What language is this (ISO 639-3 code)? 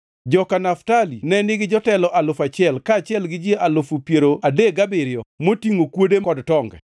luo